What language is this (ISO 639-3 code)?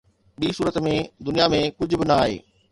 snd